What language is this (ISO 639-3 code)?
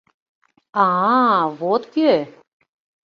chm